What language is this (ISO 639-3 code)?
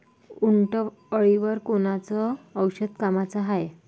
mar